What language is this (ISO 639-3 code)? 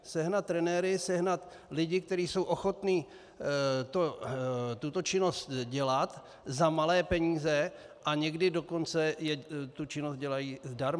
ces